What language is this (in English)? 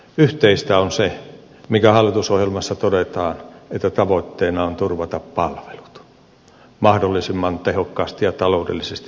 Finnish